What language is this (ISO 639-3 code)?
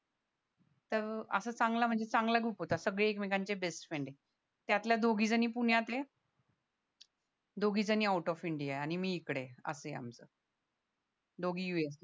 mar